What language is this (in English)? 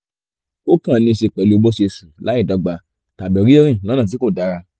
Yoruba